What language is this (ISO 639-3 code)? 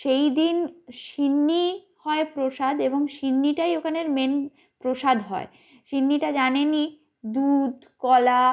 ben